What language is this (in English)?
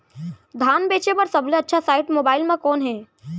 Chhattisgarhi